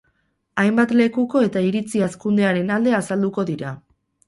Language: Basque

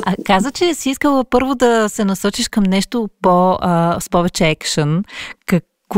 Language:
Bulgarian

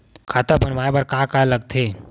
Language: Chhattisgarhi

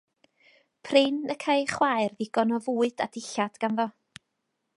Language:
Welsh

